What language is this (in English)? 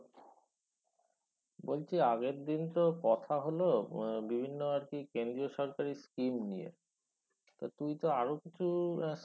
Bangla